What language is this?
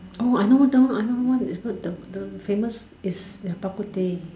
English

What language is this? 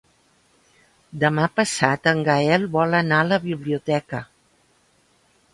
Catalan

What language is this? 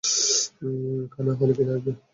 Bangla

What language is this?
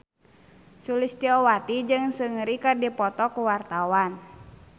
Sundanese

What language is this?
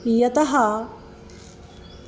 Sanskrit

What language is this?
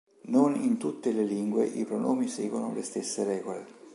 Italian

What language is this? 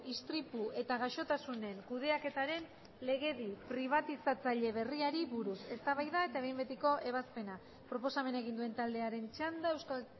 Basque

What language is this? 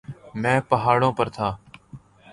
Urdu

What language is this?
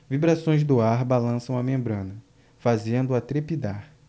Portuguese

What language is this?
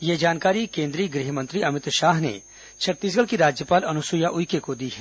Hindi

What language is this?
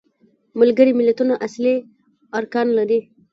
Pashto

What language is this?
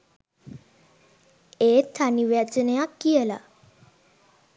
Sinhala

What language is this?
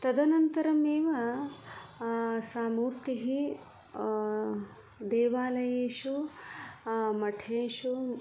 Sanskrit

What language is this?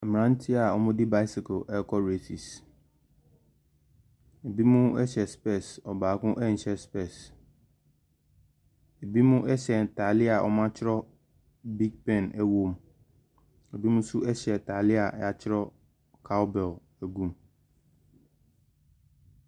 Akan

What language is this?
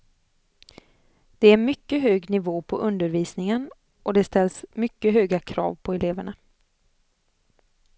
Swedish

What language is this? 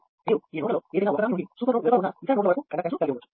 Telugu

